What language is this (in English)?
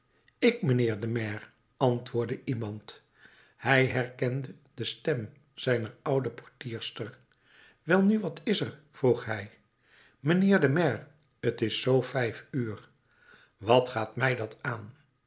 Dutch